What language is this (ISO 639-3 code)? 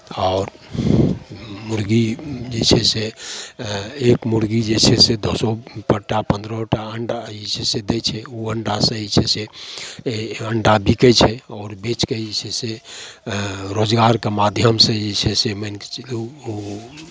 mai